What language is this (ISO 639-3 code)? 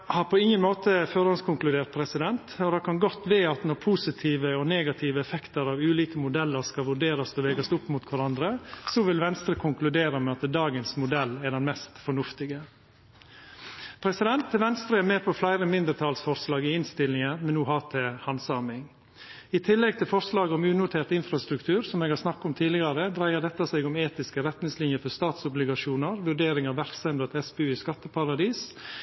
nno